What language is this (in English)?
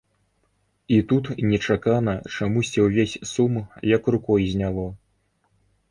Belarusian